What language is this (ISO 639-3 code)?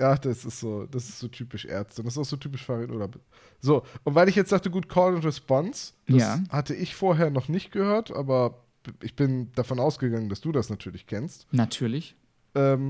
deu